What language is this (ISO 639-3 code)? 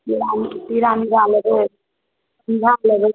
mai